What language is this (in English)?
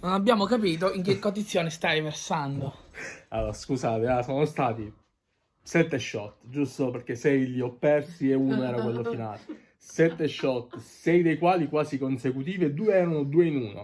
Italian